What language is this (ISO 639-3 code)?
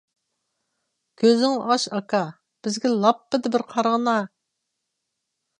uig